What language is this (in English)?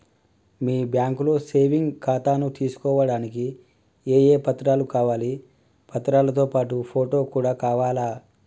Telugu